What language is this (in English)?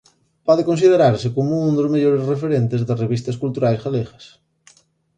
Galician